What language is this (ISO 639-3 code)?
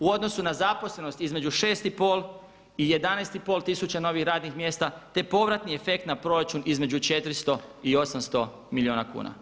hrv